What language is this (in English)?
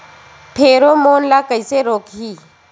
Chhattisgarhi